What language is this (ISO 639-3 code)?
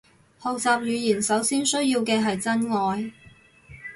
yue